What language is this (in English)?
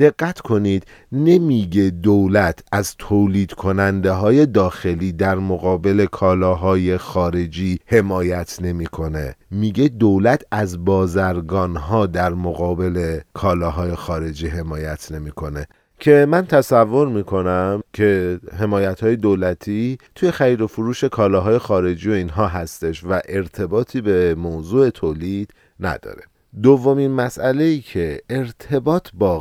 Persian